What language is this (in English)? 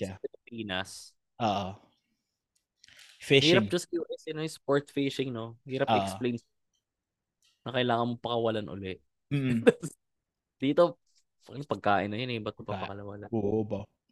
Filipino